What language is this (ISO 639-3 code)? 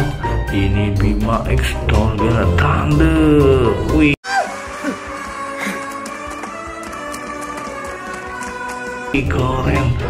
ind